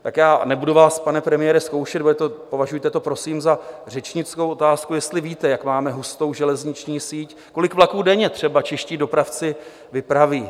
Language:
Czech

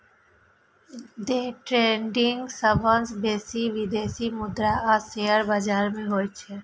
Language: Maithili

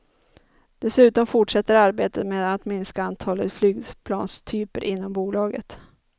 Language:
Swedish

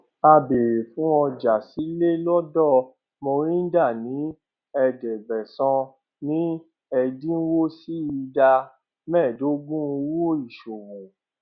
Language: Yoruba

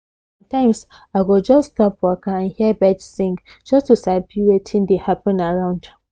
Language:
Nigerian Pidgin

